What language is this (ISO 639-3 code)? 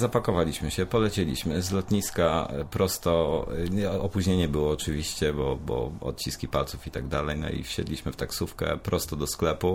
pol